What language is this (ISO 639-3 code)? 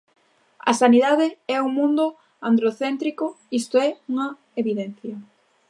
glg